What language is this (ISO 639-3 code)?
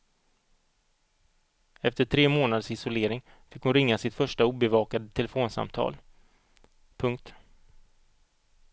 swe